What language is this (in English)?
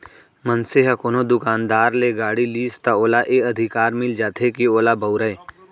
Chhattisgarhi